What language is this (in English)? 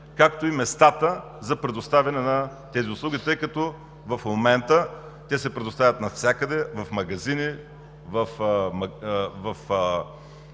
Bulgarian